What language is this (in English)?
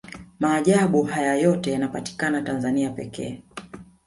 Swahili